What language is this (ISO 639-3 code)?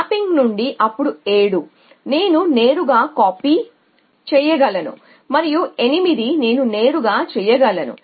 tel